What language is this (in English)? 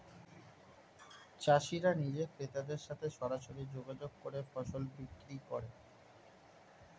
Bangla